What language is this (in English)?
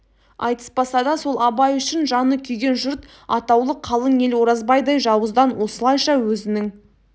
Kazakh